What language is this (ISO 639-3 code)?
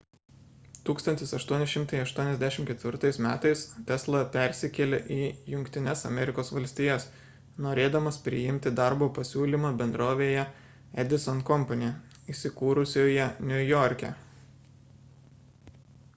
lit